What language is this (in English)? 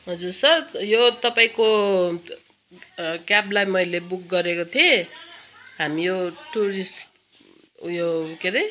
Nepali